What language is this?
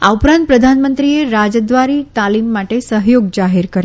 Gujarati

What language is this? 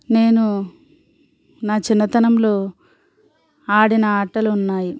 Telugu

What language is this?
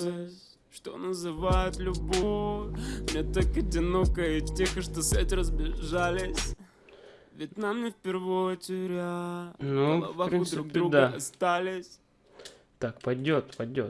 Russian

